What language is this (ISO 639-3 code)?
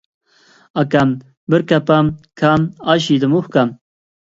uig